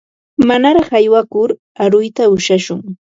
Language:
Ambo-Pasco Quechua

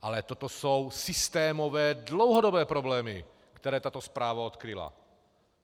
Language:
Czech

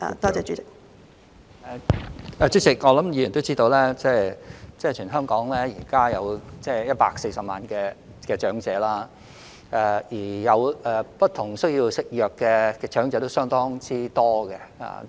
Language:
Cantonese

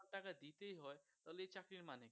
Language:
Bangla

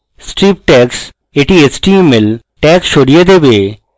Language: Bangla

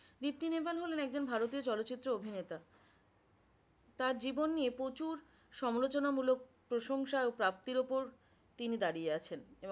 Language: Bangla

